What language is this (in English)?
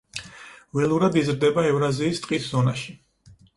Georgian